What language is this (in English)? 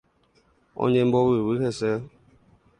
Guarani